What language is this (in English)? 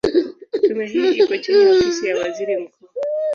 Swahili